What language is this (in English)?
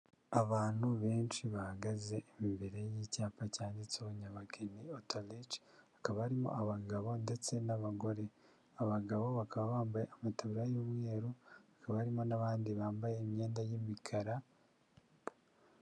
Kinyarwanda